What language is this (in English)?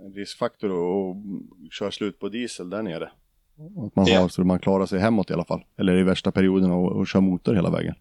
Swedish